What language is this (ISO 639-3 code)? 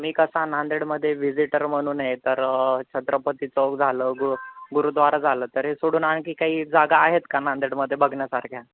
mar